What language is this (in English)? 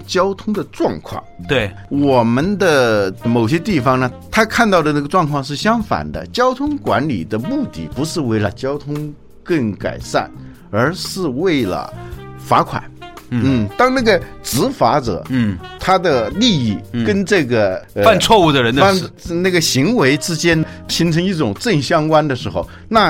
Chinese